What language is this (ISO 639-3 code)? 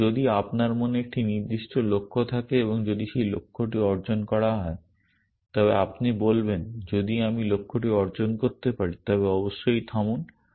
ben